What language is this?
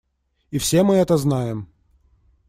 Russian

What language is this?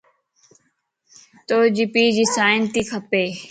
Lasi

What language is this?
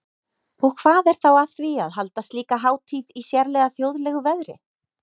Icelandic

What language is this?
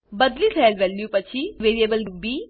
Gujarati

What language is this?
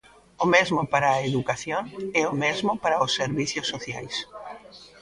Galician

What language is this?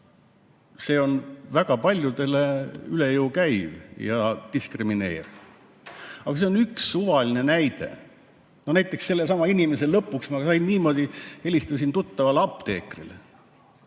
Estonian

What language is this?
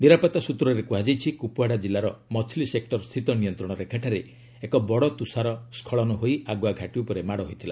Odia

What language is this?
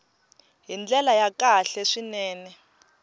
Tsonga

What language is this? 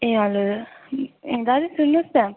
Nepali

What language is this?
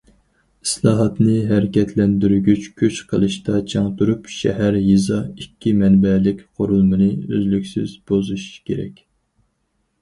Uyghur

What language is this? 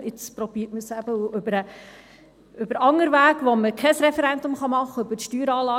Swiss German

